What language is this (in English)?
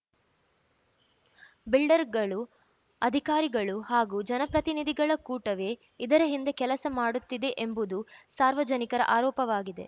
Kannada